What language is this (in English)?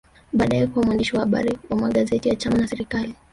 Swahili